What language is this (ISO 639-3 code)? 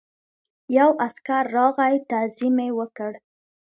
pus